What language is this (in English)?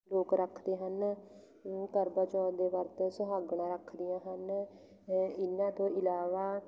Punjabi